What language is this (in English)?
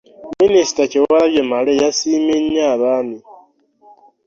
Ganda